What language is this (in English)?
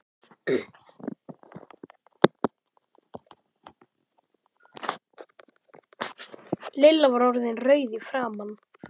Icelandic